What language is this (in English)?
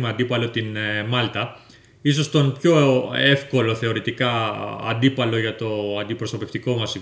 Greek